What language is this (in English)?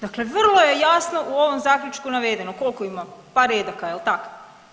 Croatian